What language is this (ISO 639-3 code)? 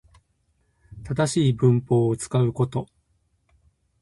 jpn